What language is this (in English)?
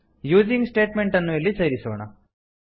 Kannada